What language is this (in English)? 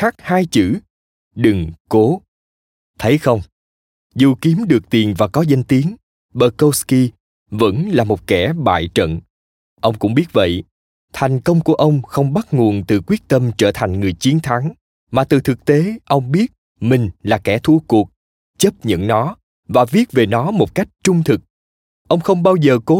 Vietnamese